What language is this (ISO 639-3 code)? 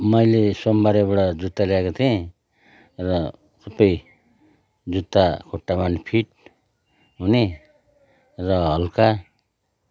nep